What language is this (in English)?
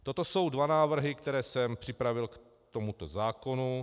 Czech